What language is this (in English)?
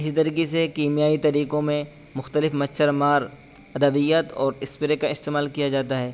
Urdu